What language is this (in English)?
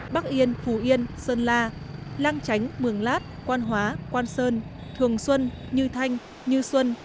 Vietnamese